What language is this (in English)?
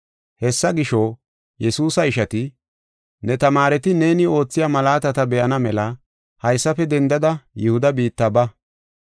Gofa